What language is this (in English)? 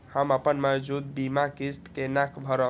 Maithili